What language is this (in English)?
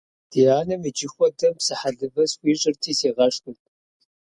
Kabardian